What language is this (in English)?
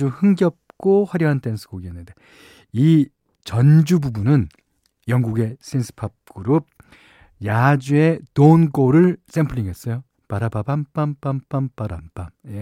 Korean